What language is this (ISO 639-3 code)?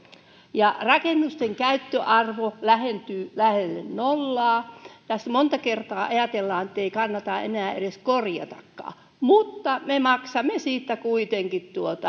fin